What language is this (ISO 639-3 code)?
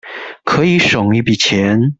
zho